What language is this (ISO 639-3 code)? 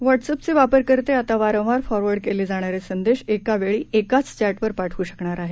mar